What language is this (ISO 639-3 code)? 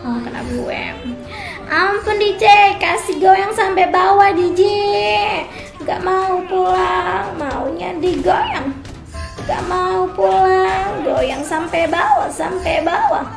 ind